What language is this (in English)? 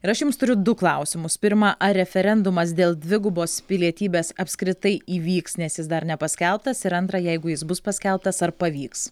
Lithuanian